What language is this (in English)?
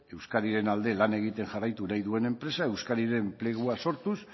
Basque